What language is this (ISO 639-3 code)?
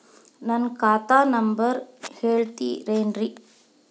kan